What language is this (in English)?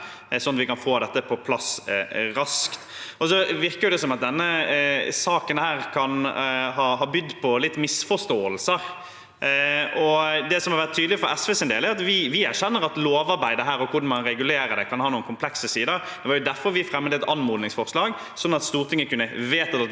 Norwegian